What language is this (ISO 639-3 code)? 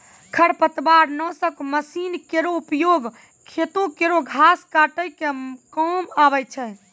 mai